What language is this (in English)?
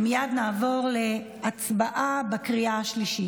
Hebrew